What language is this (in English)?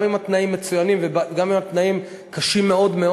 Hebrew